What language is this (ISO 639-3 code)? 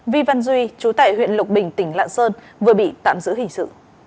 vie